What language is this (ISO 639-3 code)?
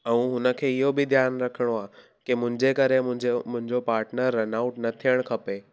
snd